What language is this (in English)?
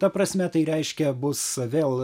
Lithuanian